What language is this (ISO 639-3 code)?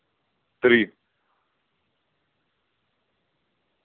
rus